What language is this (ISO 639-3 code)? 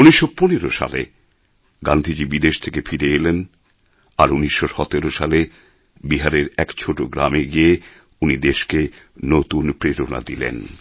ben